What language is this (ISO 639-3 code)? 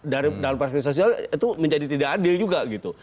ind